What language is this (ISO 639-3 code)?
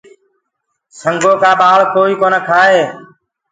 ggg